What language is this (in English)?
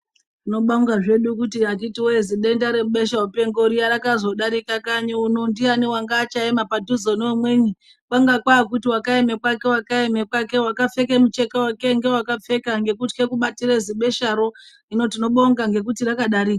Ndau